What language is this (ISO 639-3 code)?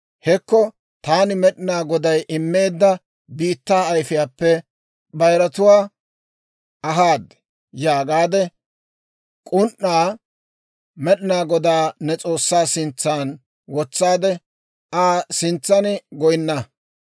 dwr